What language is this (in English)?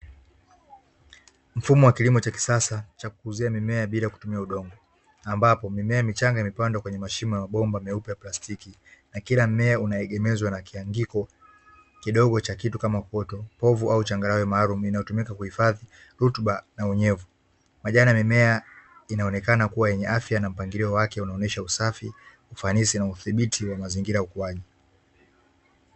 Swahili